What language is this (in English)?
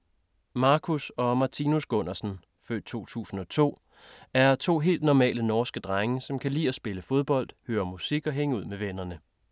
Danish